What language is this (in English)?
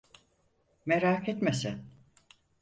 Turkish